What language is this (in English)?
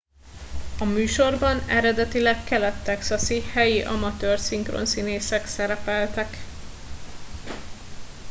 Hungarian